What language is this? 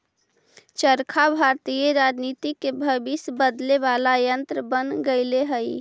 Magahi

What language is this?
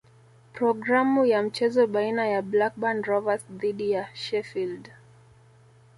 Swahili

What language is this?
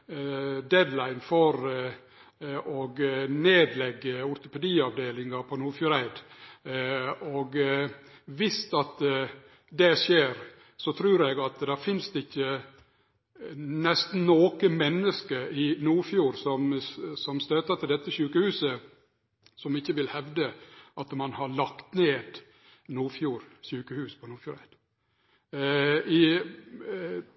Norwegian Nynorsk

